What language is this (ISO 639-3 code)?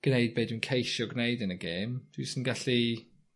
cym